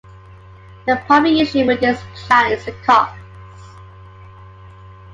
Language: English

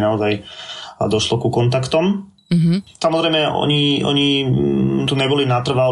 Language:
Slovak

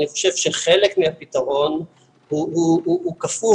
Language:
Hebrew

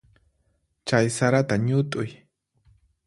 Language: Puno Quechua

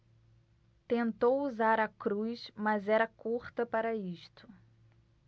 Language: Portuguese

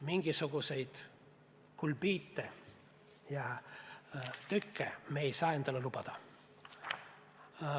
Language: Estonian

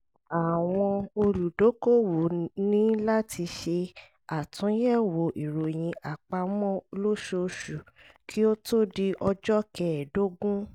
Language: Yoruba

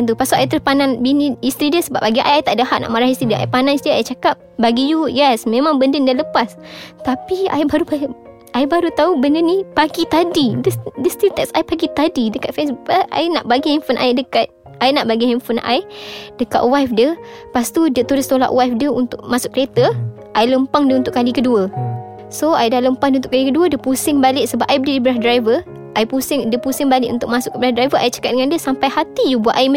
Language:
Malay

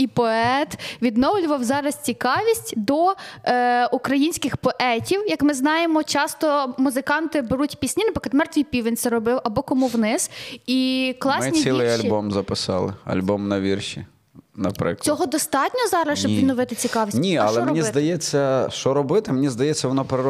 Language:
Ukrainian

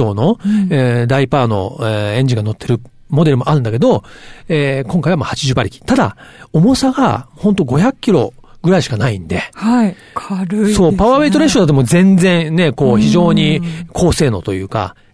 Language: Japanese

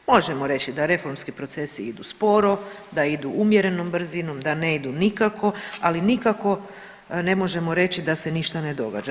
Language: Croatian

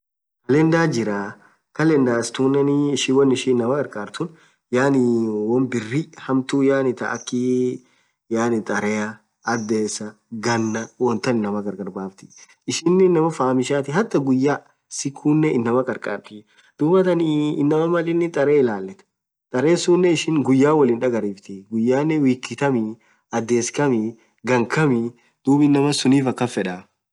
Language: Orma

